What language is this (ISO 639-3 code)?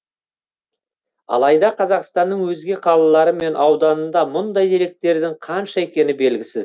kaz